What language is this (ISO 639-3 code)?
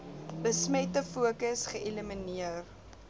afr